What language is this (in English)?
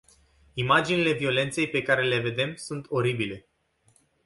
Romanian